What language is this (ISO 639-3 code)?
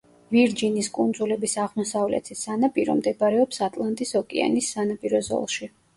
kat